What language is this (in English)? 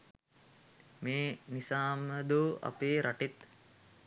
Sinhala